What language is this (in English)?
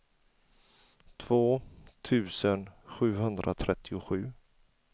Swedish